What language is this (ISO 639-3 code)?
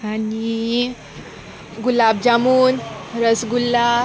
kok